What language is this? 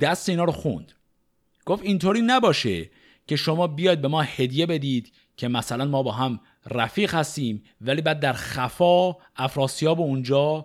Persian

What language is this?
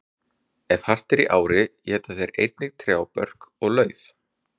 Icelandic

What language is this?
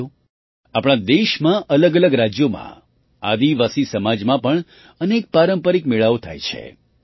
Gujarati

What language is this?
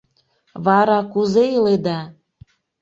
Mari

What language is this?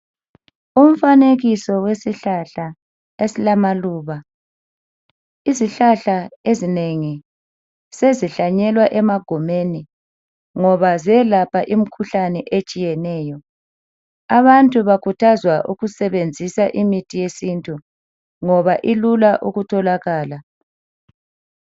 North Ndebele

